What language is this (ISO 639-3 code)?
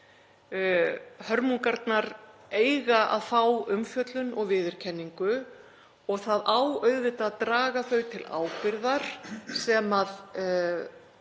isl